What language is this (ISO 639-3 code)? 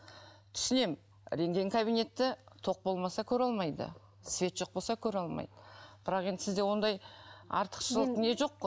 kaz